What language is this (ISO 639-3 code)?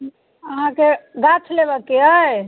mai